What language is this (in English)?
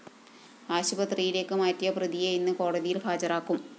Malayalam